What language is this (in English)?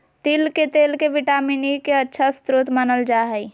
Magahi